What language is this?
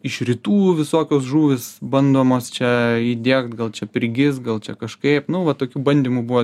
Lithuanian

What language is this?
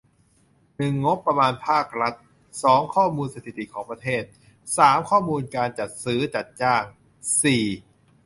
Thai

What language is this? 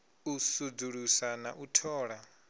Venda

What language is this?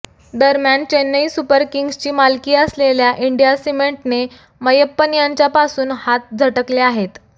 Marathi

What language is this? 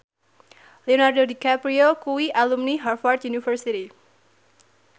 Javanese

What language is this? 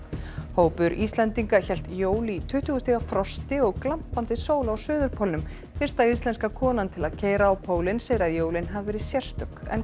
Icelandic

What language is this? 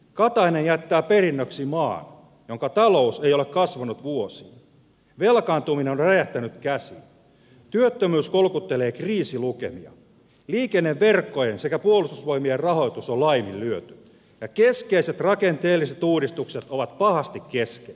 Finnish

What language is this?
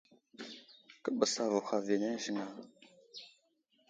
Wuzlam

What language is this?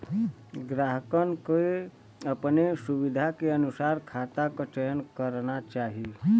Bhojpuri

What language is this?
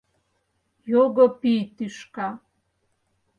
Mari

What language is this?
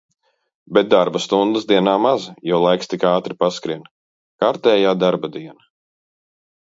Latvian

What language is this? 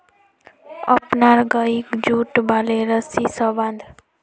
Magahi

